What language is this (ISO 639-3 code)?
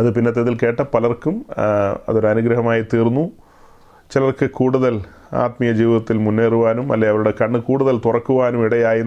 mal